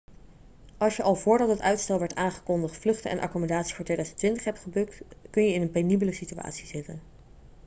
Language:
Dutch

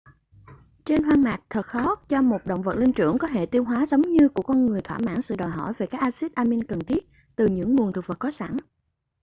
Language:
Vietnamese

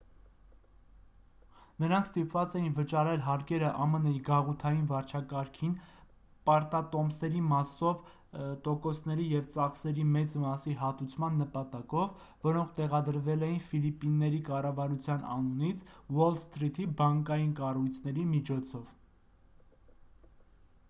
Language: Armenian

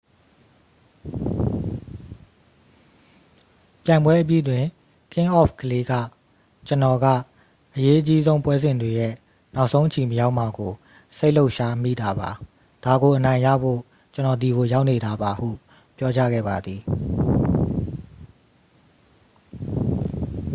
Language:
Burmese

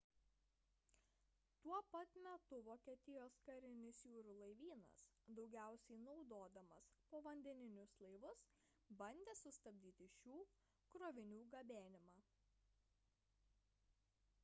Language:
Lithuanian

